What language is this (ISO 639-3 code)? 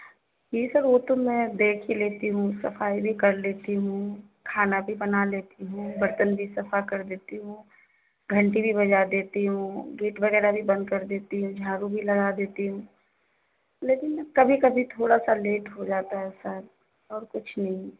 urd